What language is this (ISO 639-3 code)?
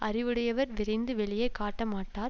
tam